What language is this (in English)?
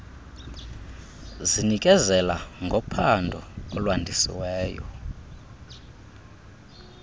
Xhosa